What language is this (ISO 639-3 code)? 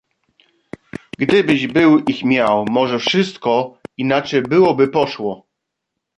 pol